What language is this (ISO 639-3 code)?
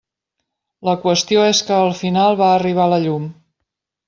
cat